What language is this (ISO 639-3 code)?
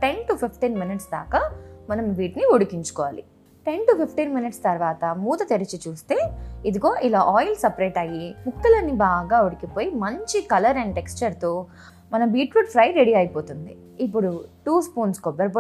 tel